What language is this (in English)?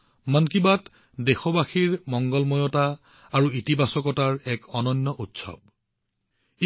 Assamese